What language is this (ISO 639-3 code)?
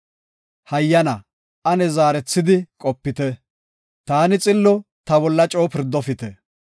gof